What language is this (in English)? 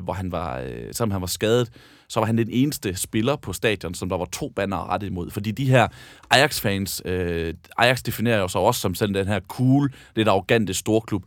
Danish